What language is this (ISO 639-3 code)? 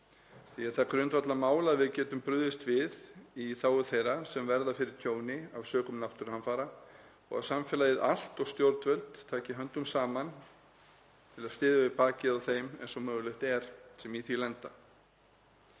isl